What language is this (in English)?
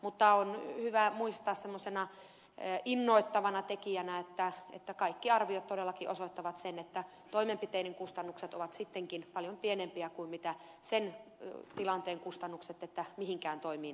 Finnish